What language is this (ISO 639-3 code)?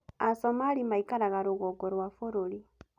kik